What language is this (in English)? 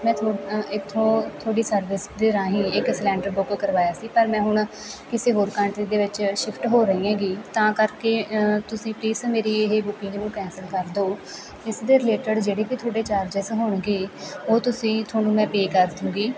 Punjabi